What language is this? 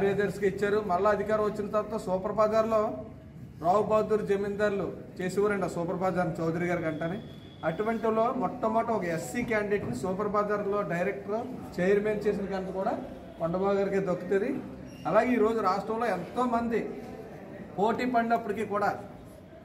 Telugu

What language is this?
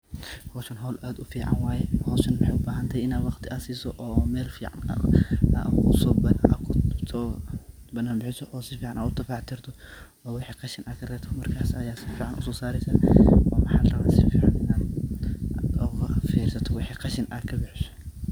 Somali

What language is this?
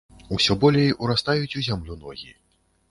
Belarusian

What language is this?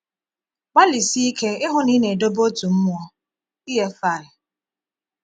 Igbo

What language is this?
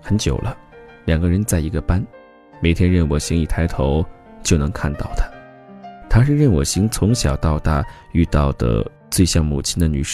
Chinese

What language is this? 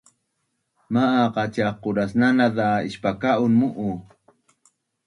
Bunun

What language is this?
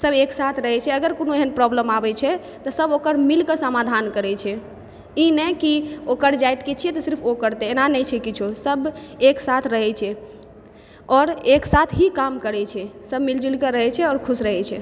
Maithili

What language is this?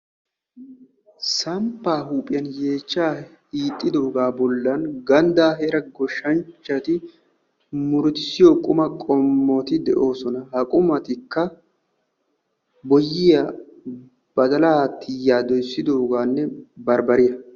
Wolaytta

